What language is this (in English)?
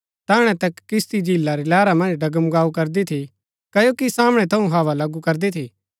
Gaddi